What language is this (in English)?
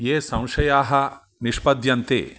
Sanskrit